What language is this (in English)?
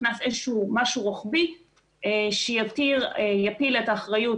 Hebrew